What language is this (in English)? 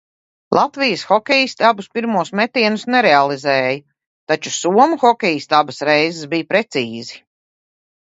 Latvian